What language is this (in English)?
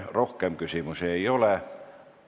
Estonian